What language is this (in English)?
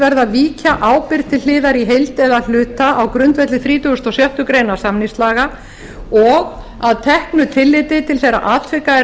Icelandic